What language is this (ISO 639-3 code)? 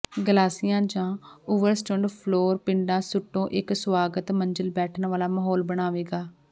pan